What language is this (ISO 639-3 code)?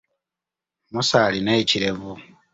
lug